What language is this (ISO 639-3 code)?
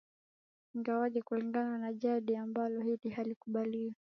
swa